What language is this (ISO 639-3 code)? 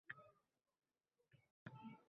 uzb